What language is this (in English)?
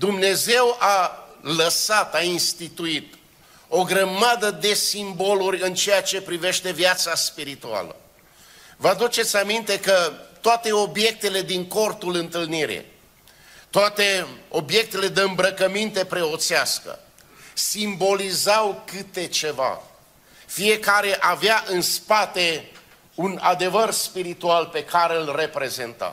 Romanian